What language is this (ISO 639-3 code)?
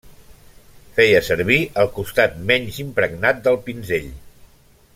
cat